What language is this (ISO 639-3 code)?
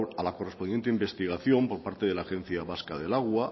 spa